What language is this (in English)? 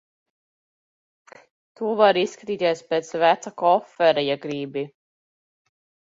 Latvian